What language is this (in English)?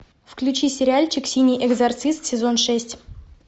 Russian